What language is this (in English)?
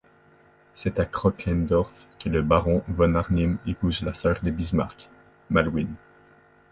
French